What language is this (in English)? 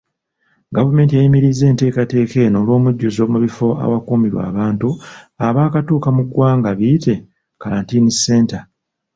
Ganda